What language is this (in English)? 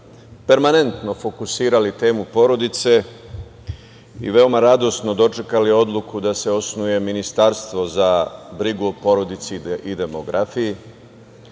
Serbian